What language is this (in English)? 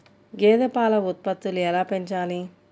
Telugu